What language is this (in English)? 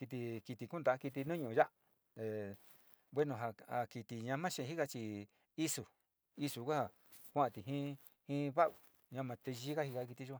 Sinicahua Mixtec